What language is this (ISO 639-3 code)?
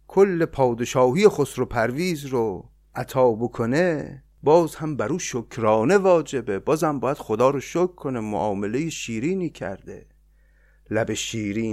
fas